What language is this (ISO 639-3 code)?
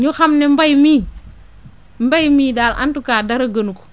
wol